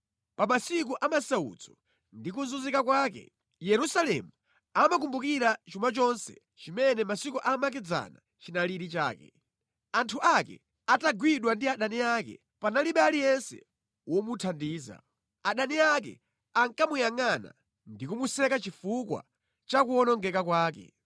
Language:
Nyanja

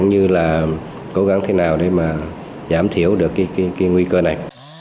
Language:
Vietnamese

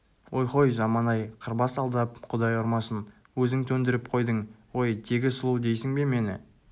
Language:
Kazakh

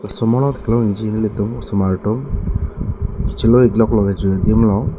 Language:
Karbi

